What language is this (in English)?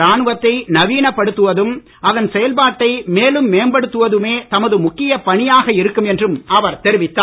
Tamil